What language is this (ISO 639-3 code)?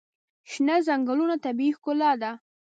pus